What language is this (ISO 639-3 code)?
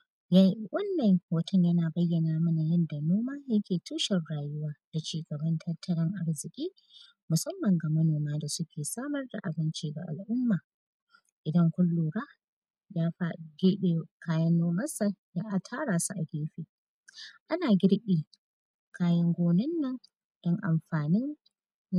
hau